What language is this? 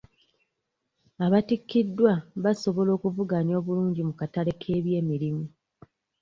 Ganda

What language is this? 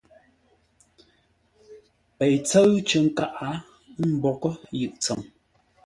Ngombale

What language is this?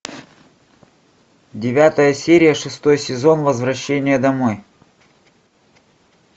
Russian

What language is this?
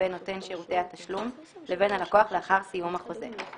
Hebrew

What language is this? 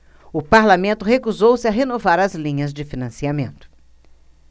Portuguese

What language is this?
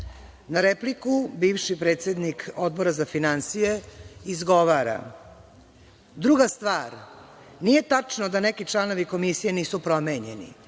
Serbian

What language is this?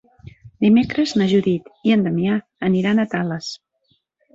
Catalan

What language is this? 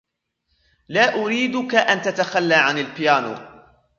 Arabic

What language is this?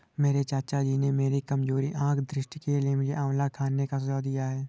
Hindi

